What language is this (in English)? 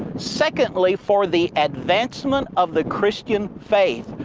English